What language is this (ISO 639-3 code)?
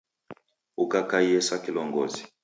dav